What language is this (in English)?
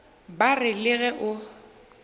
Northern Sotho